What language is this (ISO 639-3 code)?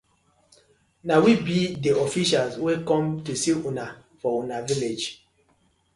pcm